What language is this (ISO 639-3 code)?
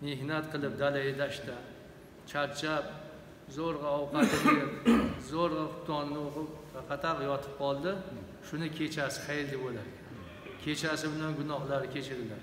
tur